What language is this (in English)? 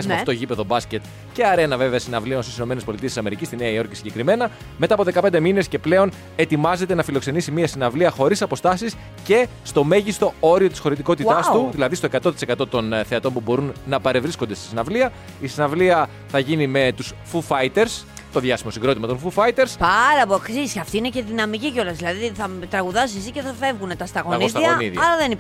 Greek